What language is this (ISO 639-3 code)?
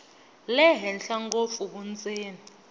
tso